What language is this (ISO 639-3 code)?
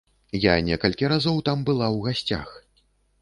bel